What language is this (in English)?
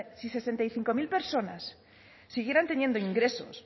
Spanish